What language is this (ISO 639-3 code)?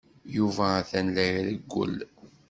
kab